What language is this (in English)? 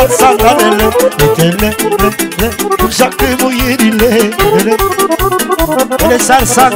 Romanian